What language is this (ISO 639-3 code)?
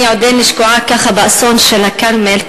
heb